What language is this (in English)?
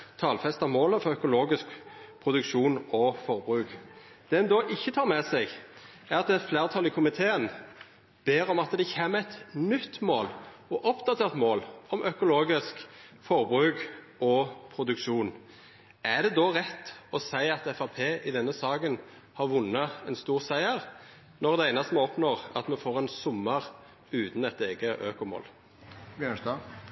Norwegian Nynorsk